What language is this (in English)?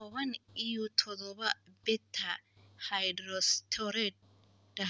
Somali